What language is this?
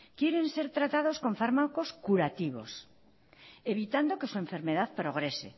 Spanish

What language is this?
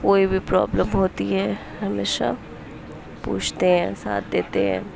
Urdu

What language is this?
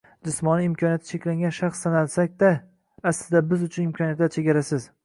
Uzbek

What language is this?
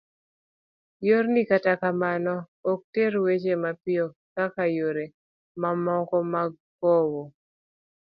Luo (Kenya and Tanzania)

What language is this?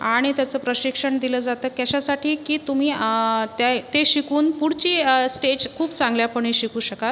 Marathi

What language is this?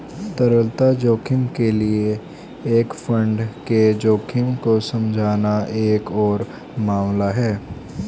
Hindi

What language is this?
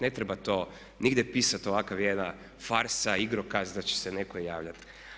Croatian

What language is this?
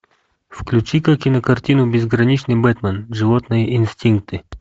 Russian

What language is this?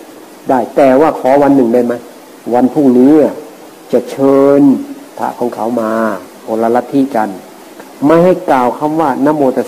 Thai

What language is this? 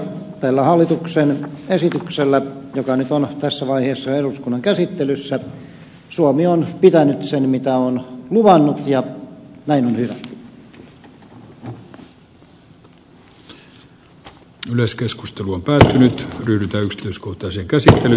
Finnish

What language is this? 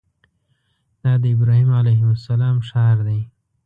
Pashto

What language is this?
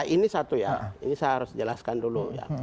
Indonesian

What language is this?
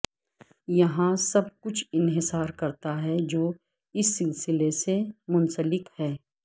Urdu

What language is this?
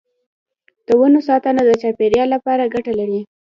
Pashto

